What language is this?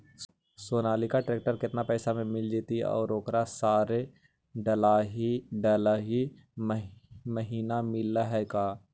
Magahi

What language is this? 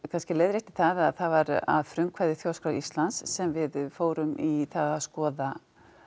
Icelandic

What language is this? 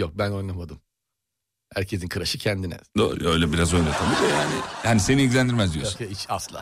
Turkish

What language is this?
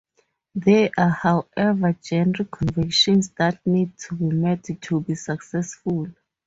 English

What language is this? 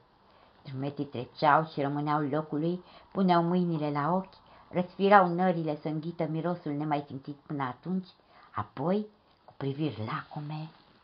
Romanian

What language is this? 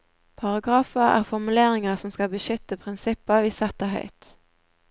Norwegian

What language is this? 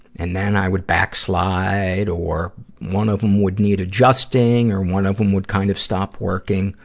English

